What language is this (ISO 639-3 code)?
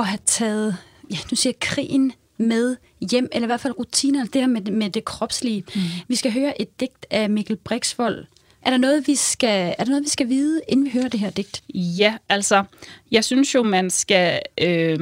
dan